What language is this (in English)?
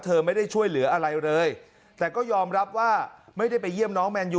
Thai